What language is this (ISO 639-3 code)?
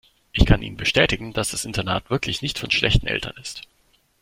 deu